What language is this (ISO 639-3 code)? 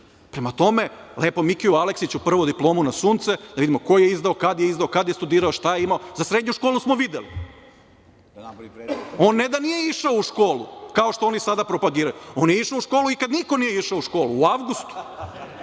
srp